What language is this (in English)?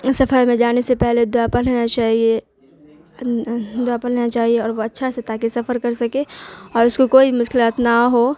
Urdu